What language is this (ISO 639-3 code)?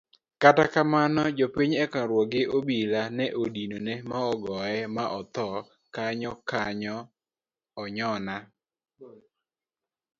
luo